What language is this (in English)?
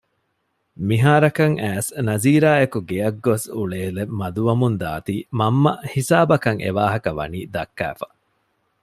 Divehi